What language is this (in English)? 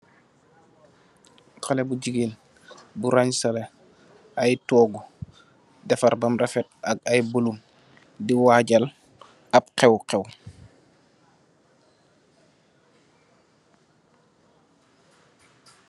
Wolof